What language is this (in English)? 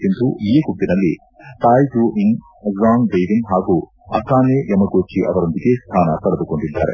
Kannada